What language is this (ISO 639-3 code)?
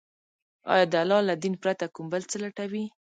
pus